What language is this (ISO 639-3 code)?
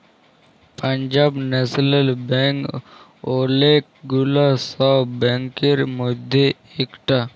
ben